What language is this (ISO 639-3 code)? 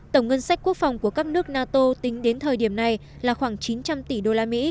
vie